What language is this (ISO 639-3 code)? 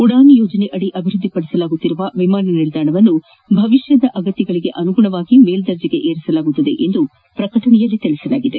kan